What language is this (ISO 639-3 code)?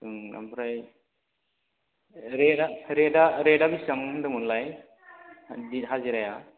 brx